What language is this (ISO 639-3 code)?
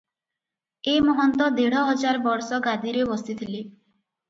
ori